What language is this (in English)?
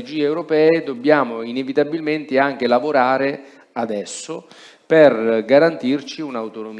Italian